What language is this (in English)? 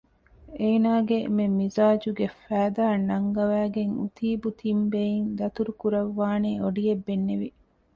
Divehi